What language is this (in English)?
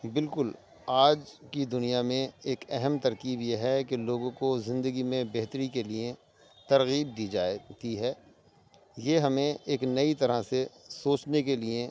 Urdu